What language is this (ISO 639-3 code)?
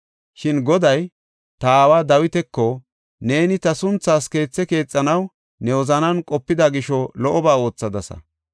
gof